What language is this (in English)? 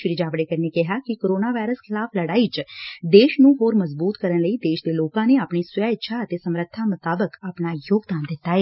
Punjabi